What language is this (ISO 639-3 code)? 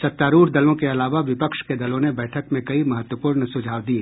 hin